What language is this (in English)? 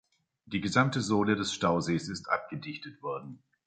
German